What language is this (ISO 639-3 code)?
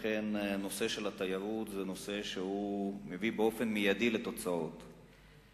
heb